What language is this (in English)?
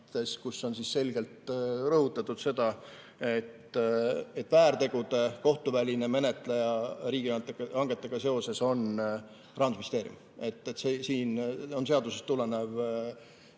Estonian